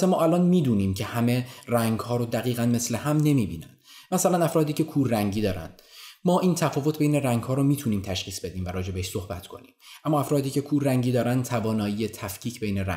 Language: Persian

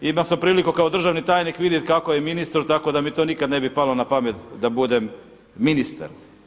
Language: Croatian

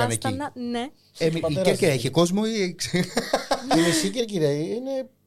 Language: Greek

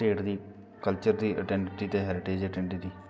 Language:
Dogri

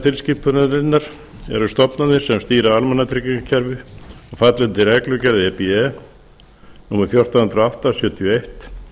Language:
Icelandic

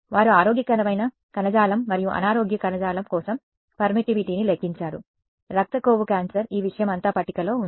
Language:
Telugu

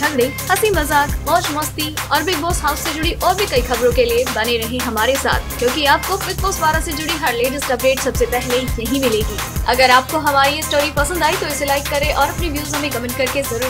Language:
Hindi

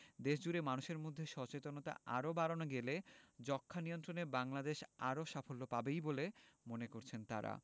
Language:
Bangla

